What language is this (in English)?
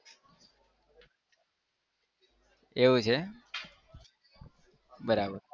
Gujarati